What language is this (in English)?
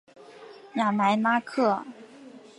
Chinese